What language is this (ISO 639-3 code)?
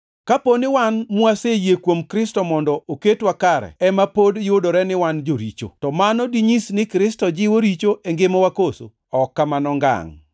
luo